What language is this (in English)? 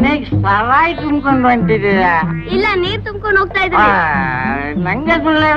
Indonesian